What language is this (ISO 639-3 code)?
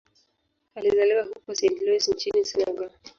swa